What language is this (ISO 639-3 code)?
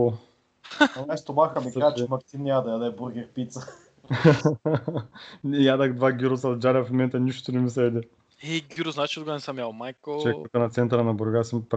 bul